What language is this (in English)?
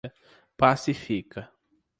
Portuguese